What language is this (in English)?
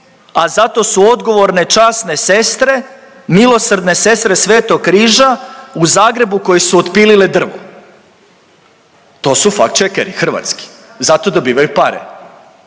Croatian